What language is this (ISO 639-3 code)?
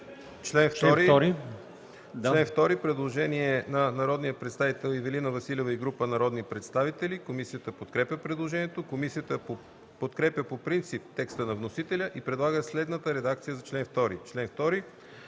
bul